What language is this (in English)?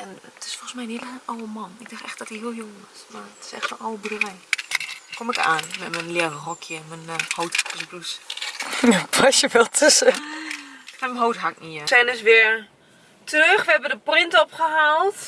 Dutch